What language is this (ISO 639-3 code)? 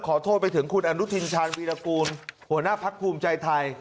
tha